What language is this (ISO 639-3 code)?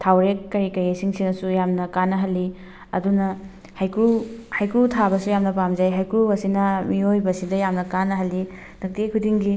mni